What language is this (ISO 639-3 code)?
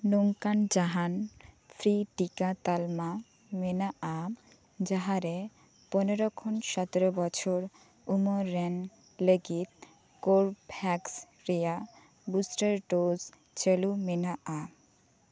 sat